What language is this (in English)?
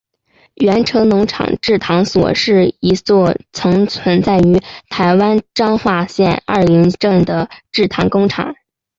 Chinese